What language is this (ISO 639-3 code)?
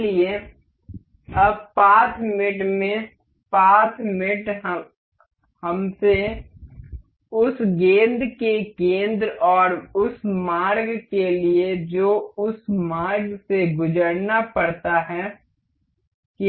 hin